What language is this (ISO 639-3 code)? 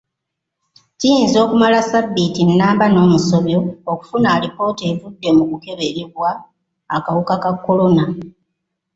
lug